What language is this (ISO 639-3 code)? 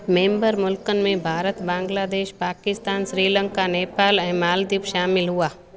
snd